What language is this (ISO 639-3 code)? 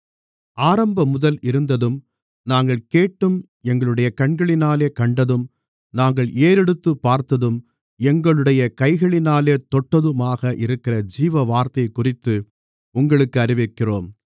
tam